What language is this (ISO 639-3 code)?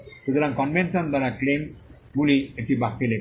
ben